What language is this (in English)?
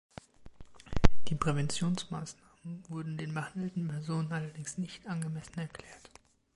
German